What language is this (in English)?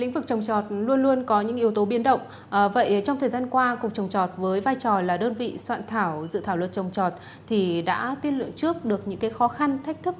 Vietnamese